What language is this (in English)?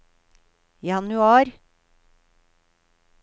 Norwegian